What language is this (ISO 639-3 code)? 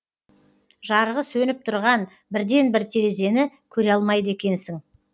kaz